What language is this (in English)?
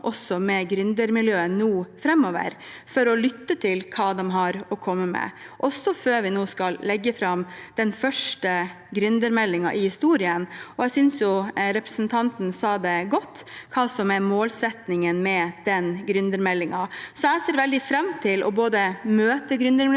Norwegian